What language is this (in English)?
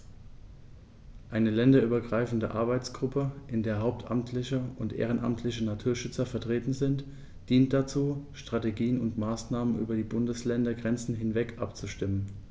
German